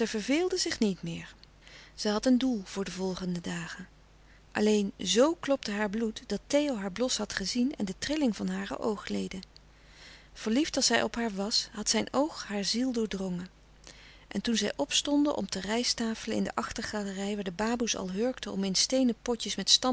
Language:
Dutch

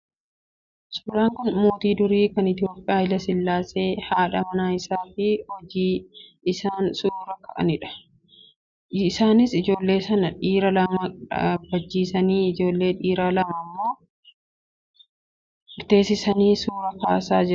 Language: Oromo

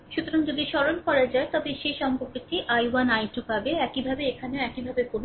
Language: Bangla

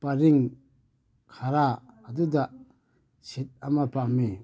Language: Manipuri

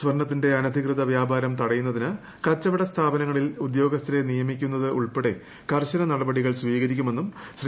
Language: Malayalam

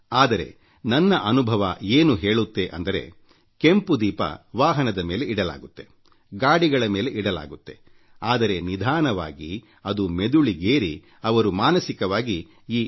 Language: Kannada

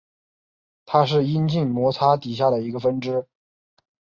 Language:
Chinese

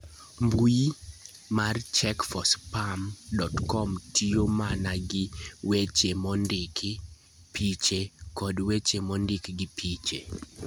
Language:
Luo (Kenya and Tanzania)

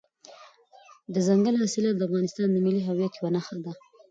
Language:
Pashto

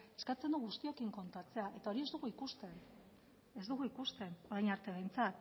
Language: Basque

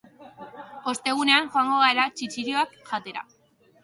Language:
Basque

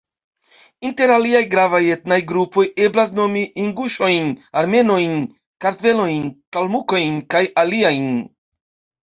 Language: Esperanto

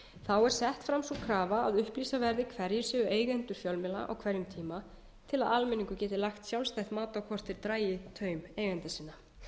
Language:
Icelandic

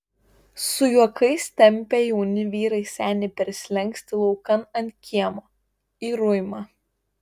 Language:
Lithuanian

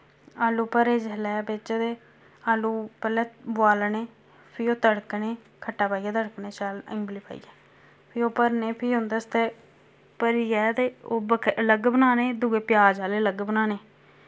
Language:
Dogri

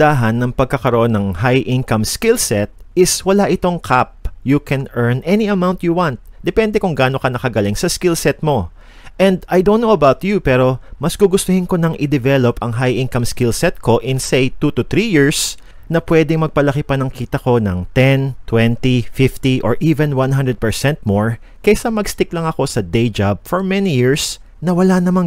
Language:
Filipino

